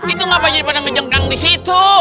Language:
Indonesian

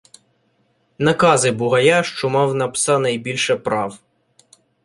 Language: Ukrainian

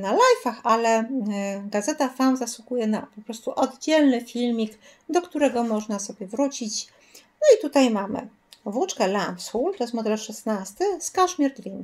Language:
Polish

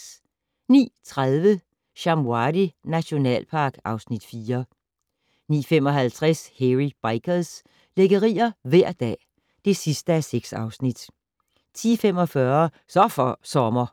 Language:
Danish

